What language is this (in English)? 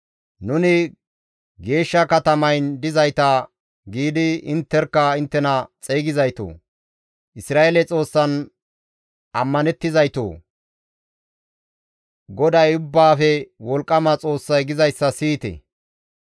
Gamo